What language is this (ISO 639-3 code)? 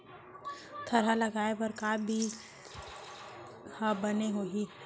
hne